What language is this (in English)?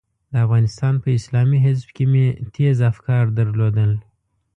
Pashto